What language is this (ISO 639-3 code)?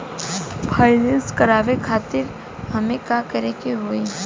bho